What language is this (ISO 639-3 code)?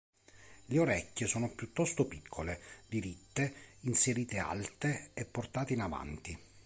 ita